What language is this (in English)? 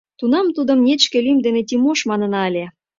Mari